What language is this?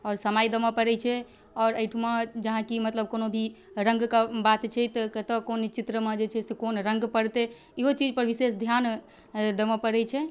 Maithili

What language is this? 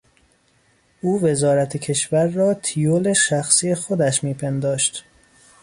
Persian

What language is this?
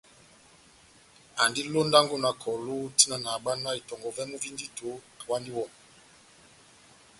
Batanga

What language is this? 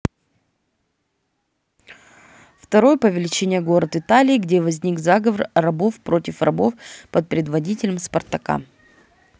Russian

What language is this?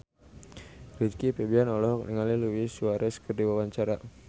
Sundanese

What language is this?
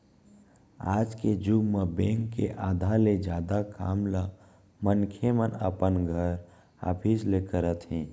Chhattisgarhi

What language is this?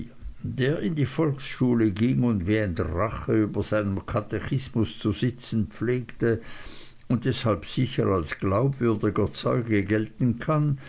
German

